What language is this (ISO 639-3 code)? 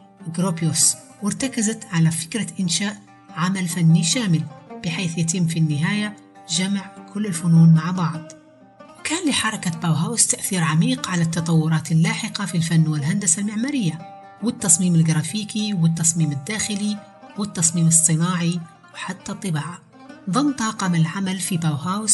ara